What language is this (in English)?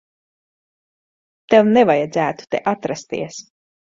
Latvian